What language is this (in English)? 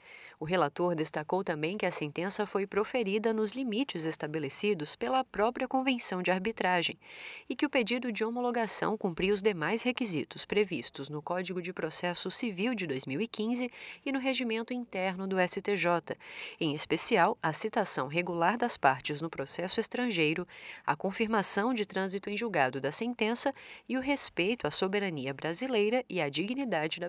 Portuguese